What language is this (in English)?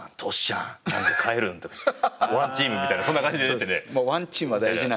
Japanese